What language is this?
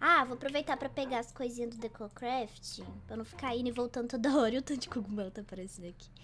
Portuguese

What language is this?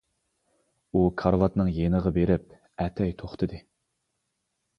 Uyghur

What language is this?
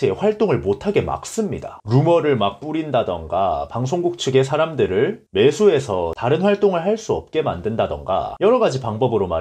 Korean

